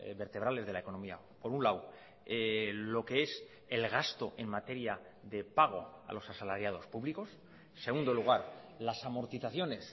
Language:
Spanish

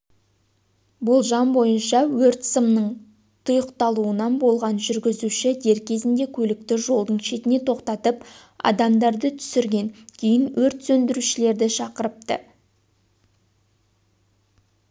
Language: Kazakh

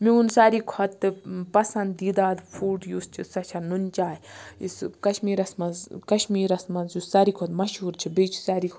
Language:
Kashmiri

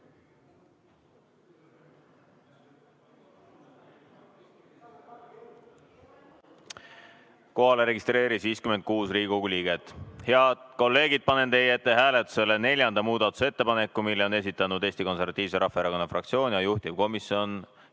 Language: Estonian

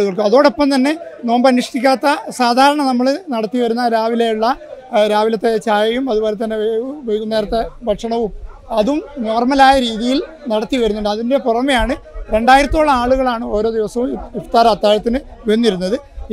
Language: Malayalam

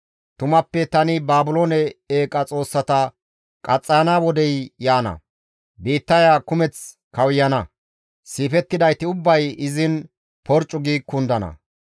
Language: Gamo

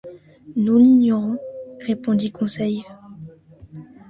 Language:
French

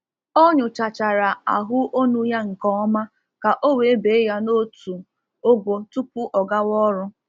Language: Igbo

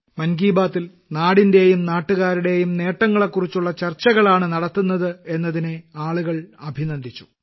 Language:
Malayalam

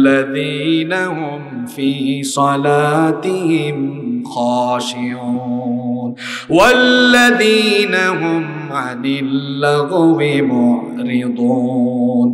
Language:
Arabic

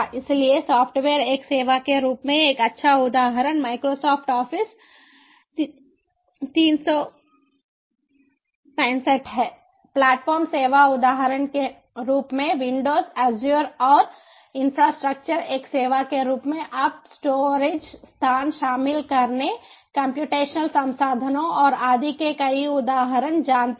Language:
Hindi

